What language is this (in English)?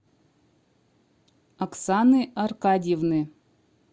Russian